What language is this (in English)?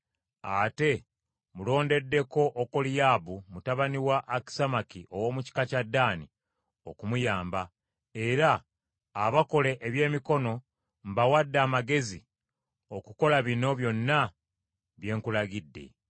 Ganda